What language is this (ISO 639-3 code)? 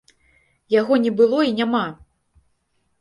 bel